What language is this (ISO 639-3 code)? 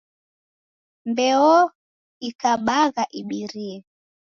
dav